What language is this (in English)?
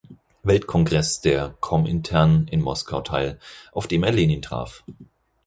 German